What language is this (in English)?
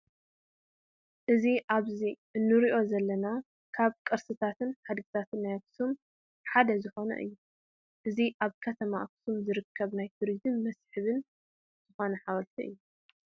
Tigrinya